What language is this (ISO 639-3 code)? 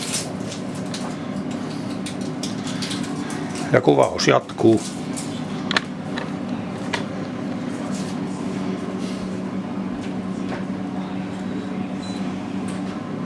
fin